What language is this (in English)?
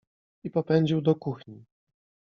Polish